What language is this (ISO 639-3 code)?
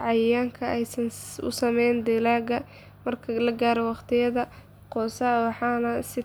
som